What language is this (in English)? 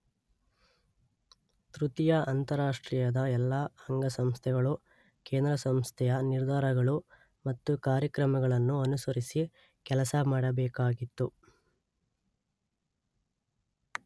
Kannada